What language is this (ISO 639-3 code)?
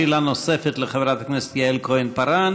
heb